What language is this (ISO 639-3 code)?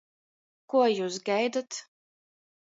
ltg